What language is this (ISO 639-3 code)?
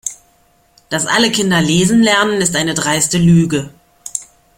deu